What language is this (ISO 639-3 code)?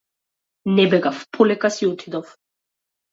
mkd